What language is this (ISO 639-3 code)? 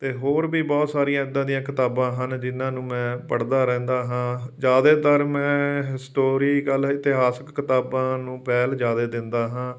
pan